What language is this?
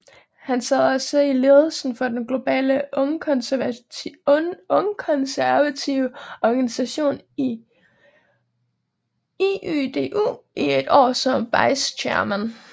Danish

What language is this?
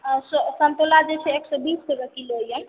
Maithili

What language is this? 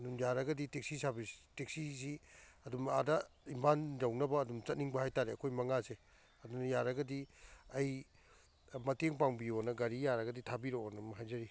Manipuri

